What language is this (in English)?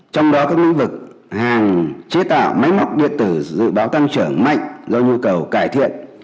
Vietnamese